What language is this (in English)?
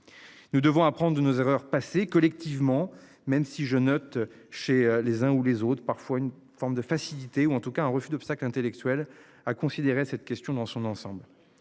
French